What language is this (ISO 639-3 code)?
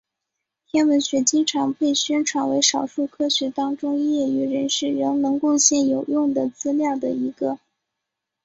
zho